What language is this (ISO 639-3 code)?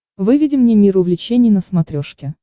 rus